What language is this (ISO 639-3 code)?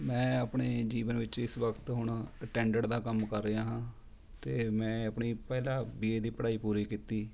pan